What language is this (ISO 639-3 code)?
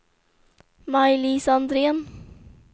swe